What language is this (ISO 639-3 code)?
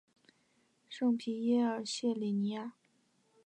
zho